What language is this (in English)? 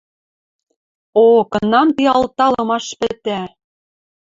Western Mari